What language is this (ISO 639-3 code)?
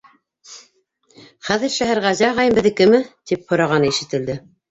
bak